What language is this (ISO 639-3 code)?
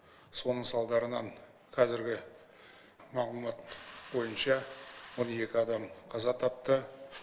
kaz